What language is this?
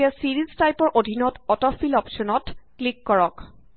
Assamese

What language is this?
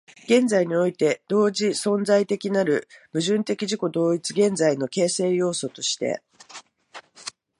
Japanese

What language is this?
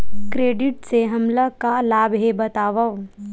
Chhattisgarhi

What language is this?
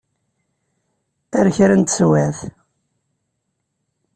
Kabyle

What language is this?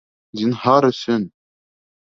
Bashkir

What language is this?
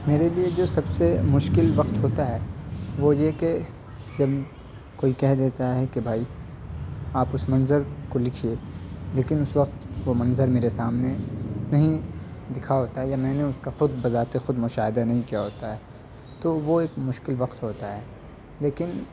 Urdu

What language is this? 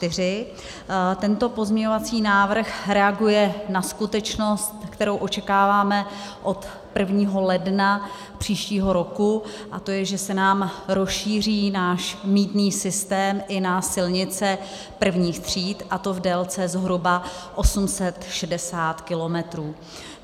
Czech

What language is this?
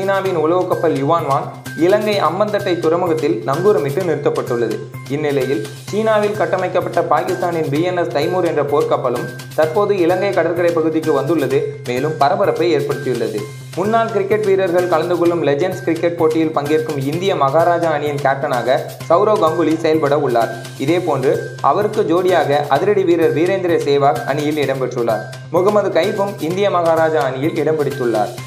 Tamil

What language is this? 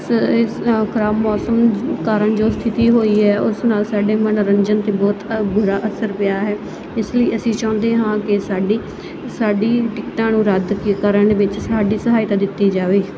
Punjabi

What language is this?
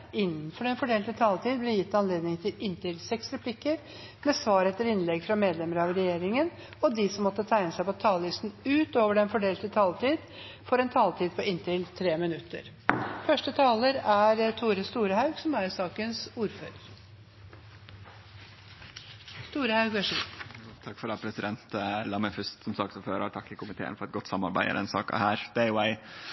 Norwegian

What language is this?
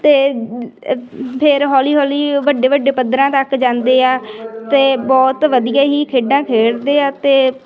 Punjabi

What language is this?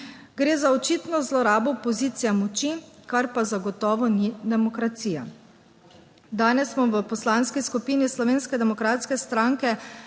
Slovenian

